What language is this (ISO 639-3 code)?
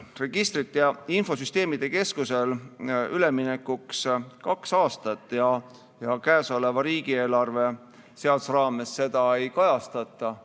est